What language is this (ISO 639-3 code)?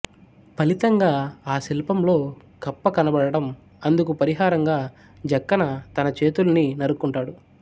tel